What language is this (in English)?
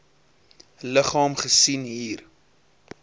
Afrikaans